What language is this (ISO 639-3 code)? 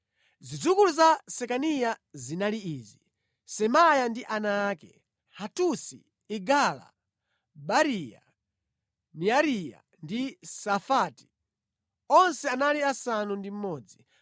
nya